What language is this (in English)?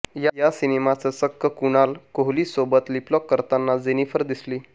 Marathi